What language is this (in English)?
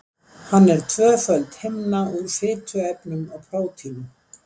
Icelandic